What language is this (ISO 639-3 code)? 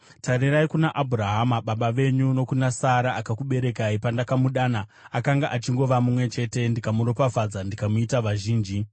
sna